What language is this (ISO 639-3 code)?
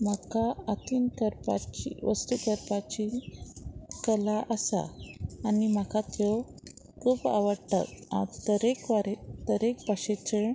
kok